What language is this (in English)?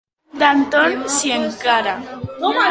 Catalan